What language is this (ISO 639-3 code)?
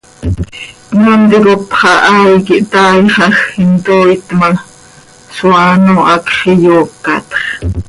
sei